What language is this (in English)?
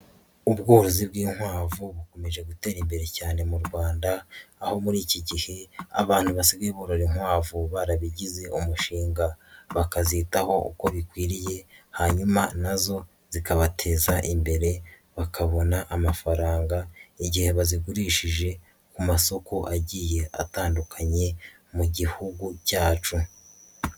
Kinyarwanda